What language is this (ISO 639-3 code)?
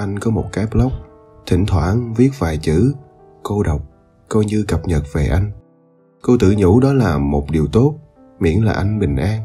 vie